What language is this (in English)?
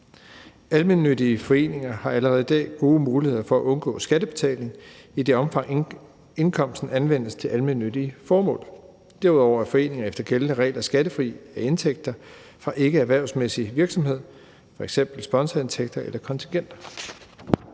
Danish